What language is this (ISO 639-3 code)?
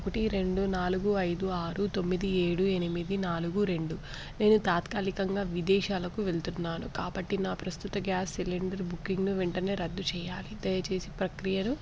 tel